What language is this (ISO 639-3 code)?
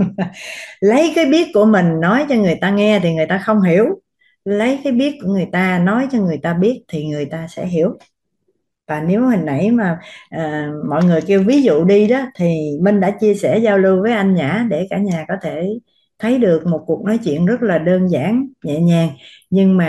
vie